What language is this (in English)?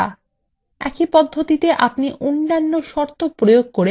Bangla